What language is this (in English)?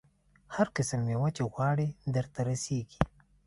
Pashto